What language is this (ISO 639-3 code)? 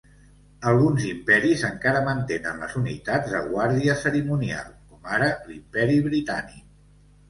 cat